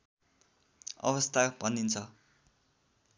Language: Nepali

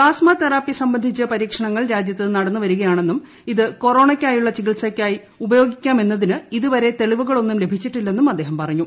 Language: Malayalam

